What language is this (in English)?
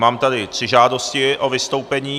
Czech